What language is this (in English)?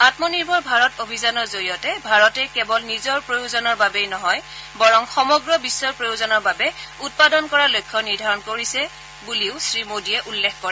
Assamese